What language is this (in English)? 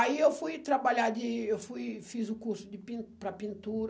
Portuguese